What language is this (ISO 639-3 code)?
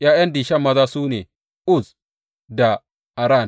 hau